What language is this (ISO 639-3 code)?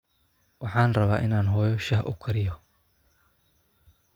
som